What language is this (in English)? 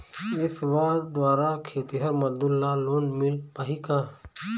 Chhattisgarhi